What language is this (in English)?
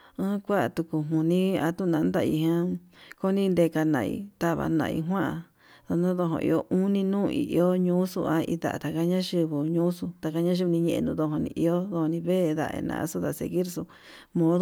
Yutanduchi Mixtec